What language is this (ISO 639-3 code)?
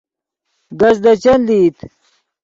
ydg